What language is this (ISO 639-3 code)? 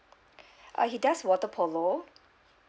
eng